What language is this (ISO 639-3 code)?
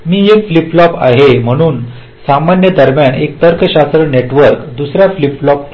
mar